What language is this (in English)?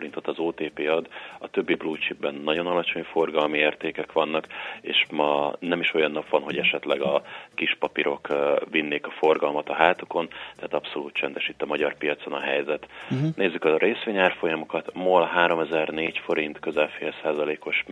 Hungarian